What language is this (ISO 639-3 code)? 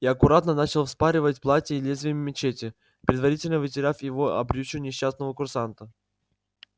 rus